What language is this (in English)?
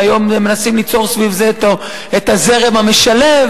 Hebrew